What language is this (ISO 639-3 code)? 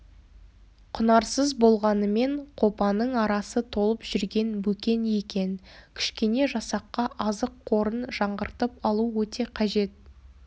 kaz